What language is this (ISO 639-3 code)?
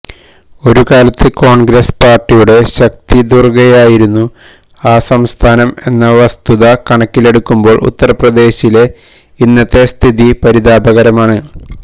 mal